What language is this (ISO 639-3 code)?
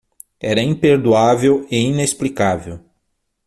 por